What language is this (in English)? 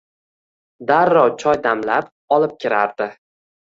Uzbek